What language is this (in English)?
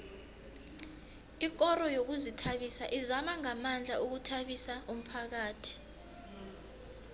South Ndebele